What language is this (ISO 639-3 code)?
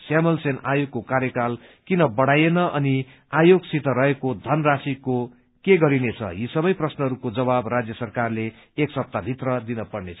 nep